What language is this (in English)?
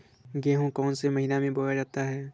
Hindi